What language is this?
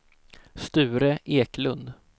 Swedish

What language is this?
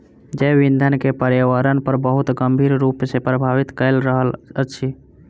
Maithili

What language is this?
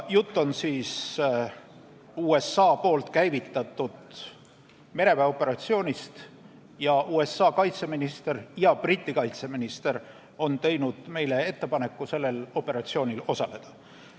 Estonian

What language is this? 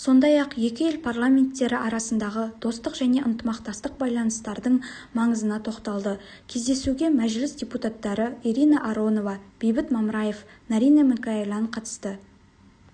Kazakh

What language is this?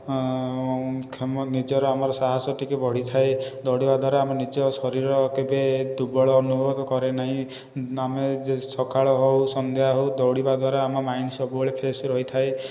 Odia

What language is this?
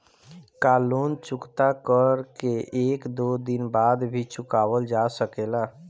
Bhojpuri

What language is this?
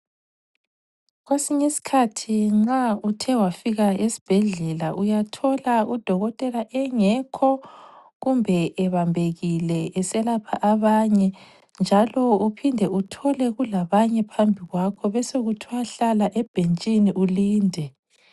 North Ndebele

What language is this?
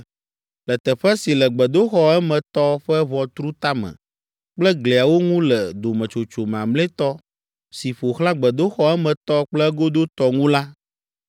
Ewe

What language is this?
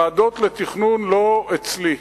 Hebrew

